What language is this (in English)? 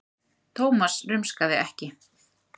Icelandic